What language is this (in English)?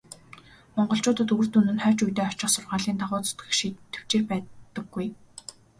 Mongolian